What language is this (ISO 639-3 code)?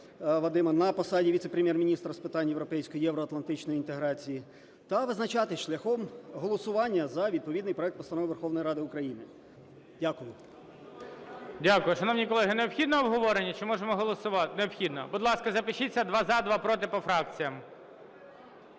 ukr